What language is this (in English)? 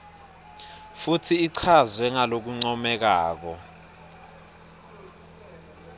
Swati